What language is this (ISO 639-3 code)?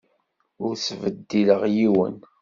kab